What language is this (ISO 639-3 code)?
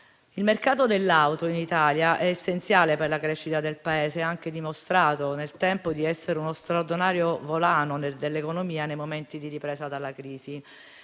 ita